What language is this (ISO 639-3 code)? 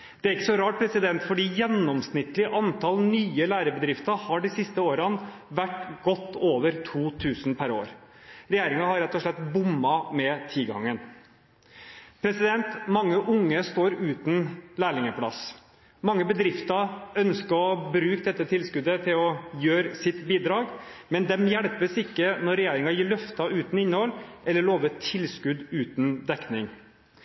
nob